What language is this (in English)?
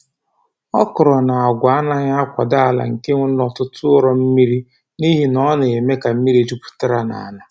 Igbo